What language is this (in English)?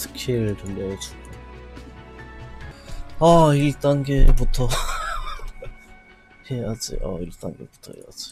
Korean